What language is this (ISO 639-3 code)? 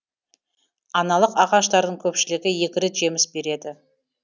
kaz